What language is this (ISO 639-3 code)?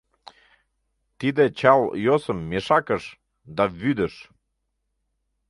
chm